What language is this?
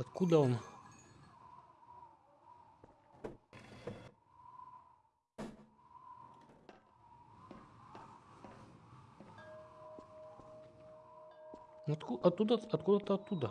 Russian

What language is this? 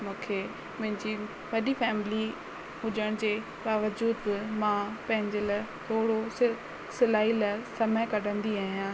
Sindhi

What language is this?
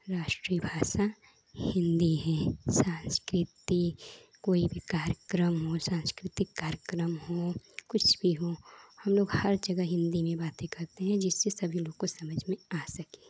Hindi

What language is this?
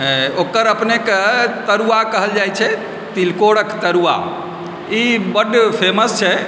Maithili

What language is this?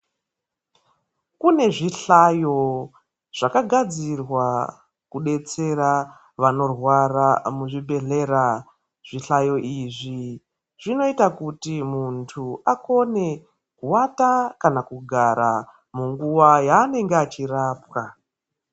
Ndau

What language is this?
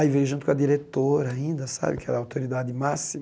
Portuguese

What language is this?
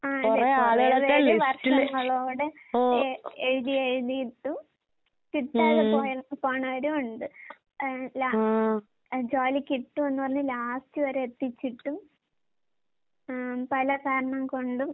Malayalam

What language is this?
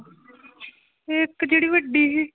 Punjabi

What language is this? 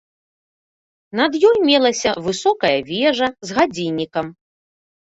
Belarusian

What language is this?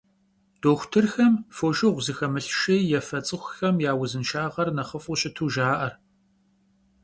Kabardian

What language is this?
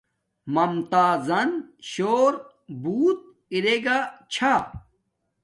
Domaaki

